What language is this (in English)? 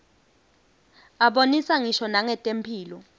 Swati